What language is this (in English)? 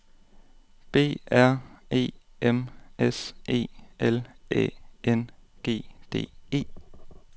Danish